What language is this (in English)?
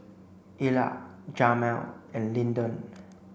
English